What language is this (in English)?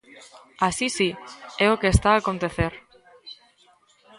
Galician